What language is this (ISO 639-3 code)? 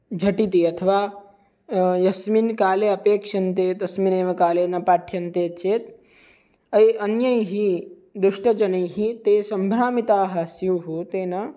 san